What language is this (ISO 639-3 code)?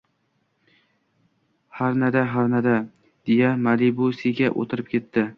uzb